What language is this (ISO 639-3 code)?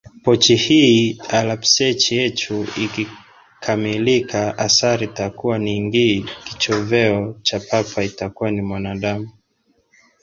swa